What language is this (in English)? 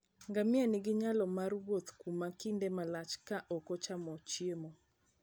Luo (Kenya and Tanzania)